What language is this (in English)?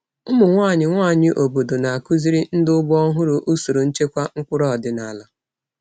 Igbo